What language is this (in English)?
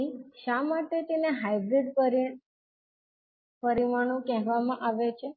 Gujarati